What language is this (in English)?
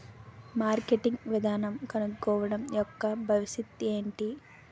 Telugu